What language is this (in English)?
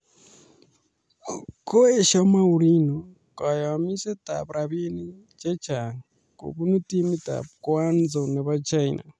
Kalenjin